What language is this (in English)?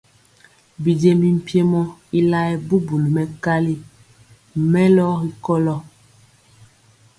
Mpiemo